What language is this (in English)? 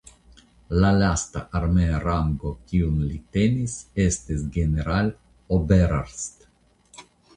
Esperanto